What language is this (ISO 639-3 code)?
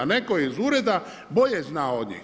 hrv